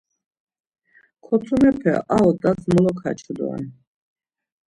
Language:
Laz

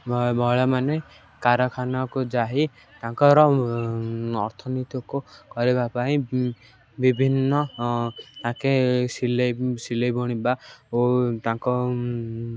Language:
Odia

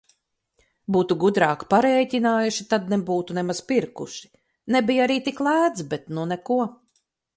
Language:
Latvian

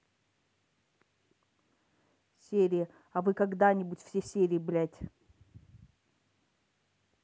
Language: Russian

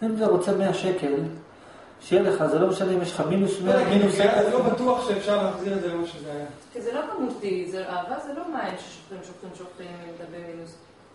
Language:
Hebrew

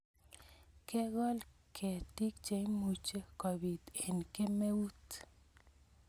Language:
Kalenjin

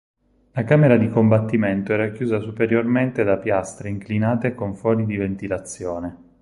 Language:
Italian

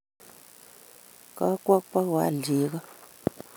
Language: Kalenjin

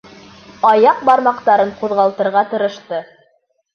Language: Bashkir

